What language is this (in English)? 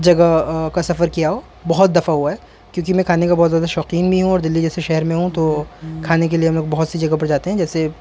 Urdu